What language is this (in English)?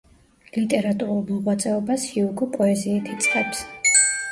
Georgian